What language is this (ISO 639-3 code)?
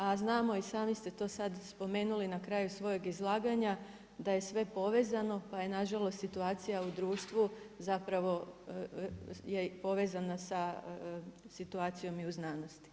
hrv